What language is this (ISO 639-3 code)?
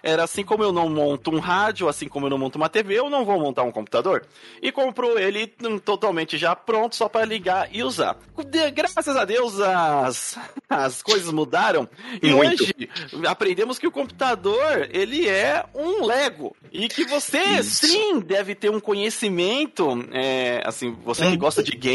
por